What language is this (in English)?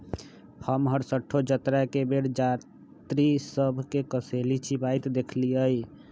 Magahi